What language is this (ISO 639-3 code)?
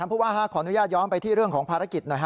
tha